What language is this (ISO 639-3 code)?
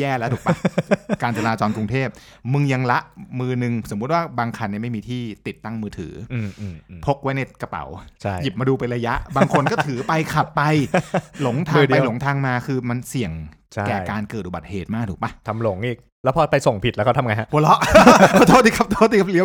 tha